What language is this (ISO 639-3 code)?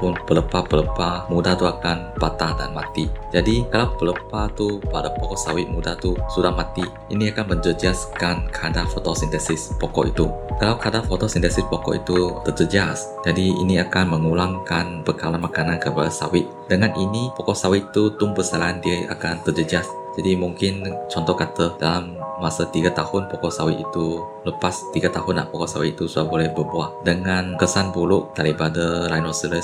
msa